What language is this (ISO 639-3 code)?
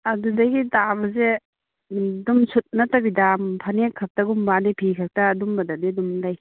mni